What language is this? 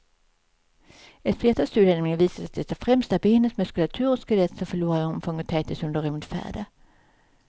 Swedish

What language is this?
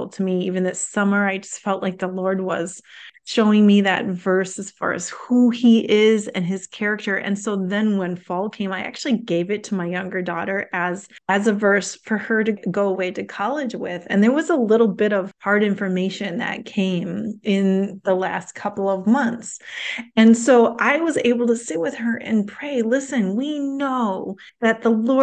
English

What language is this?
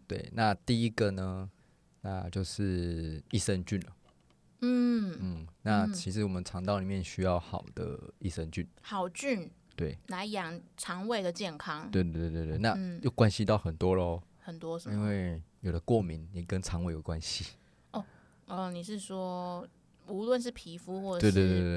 Chinese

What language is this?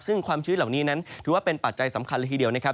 Thai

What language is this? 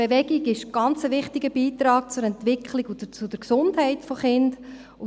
Swiss German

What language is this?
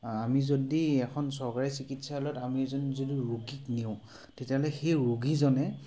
Assamese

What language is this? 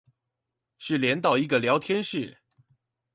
Chinese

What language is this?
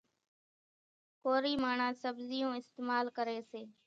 Kachi Koli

